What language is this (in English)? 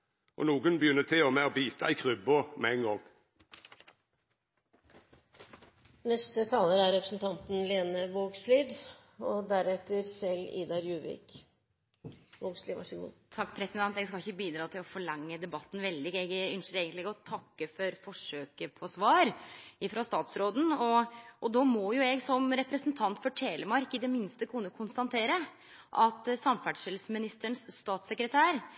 Norwegian Nynorsk